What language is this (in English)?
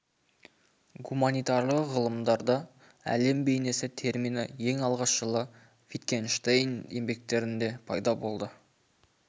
Kazakh